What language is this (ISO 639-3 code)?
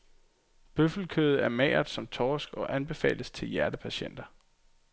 dan